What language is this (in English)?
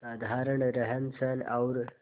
Hindi